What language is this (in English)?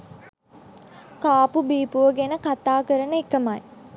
Sinhala